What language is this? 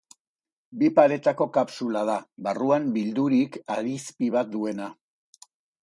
Basque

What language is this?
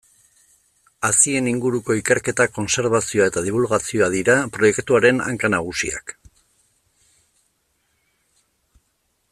Basque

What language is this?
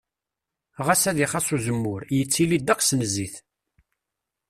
Kabyle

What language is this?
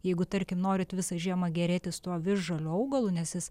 Lithuanian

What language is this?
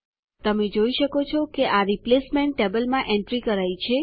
Gujarati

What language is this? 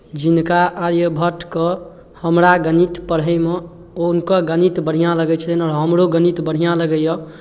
Maithili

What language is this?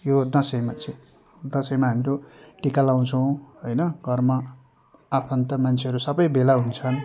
Nepali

